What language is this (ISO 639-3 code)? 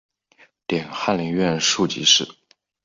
zho